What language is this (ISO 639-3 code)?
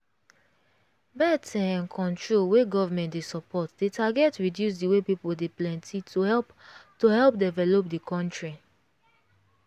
pcm